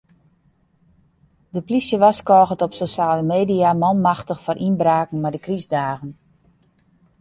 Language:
Western Frisian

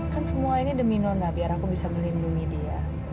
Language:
Indonesian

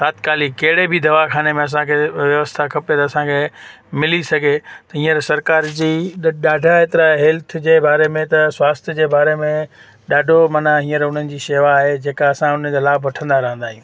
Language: Sindhi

